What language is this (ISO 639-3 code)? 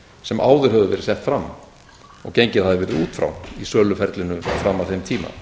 isl